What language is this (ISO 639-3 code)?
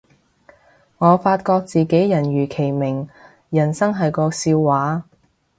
yue